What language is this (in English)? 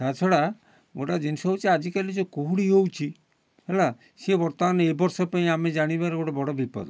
Odia